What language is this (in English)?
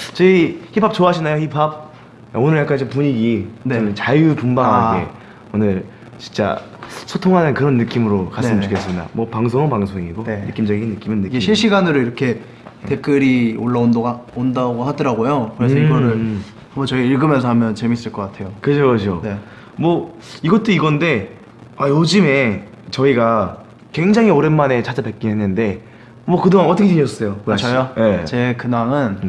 Korean